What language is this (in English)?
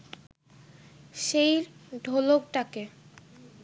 Bangla